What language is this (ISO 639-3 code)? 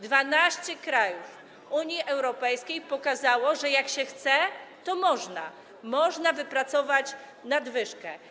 pol